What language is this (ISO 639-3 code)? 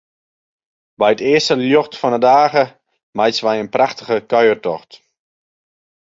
fry